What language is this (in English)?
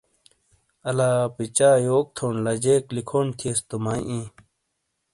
Shina